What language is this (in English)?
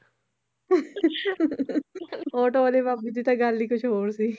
Punjabi